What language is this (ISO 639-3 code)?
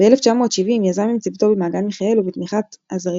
heb